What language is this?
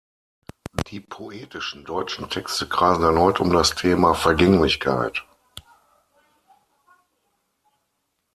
German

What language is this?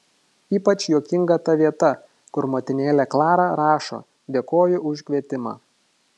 Lithuanian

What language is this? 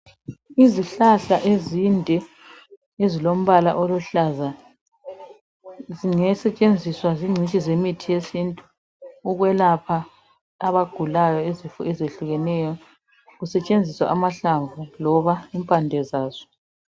North Ndebele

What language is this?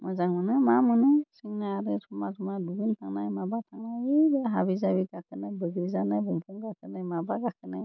Bodo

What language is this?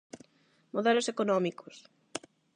Galician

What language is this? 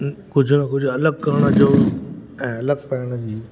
Sindhi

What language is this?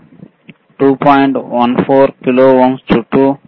Telugu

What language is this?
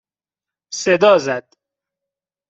Persian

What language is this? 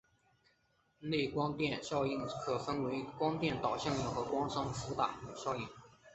Chinese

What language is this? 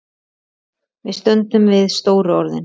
Icelandic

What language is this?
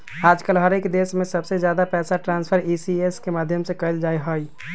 Magahi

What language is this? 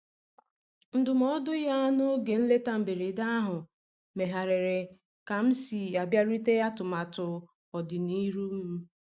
Igbo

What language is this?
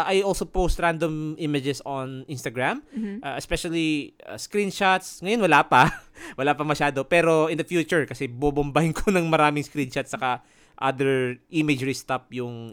Filipino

